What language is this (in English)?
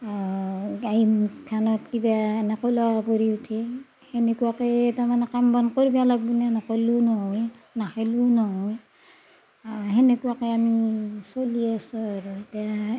Assamese